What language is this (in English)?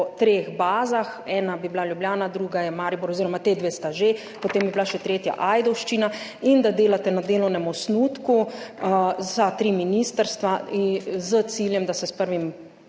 Slovenian